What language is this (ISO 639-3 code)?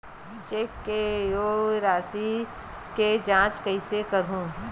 hne